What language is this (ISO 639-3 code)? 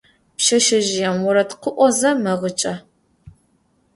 ady